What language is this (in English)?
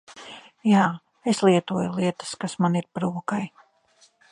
Latvian